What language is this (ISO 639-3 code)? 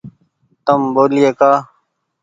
gig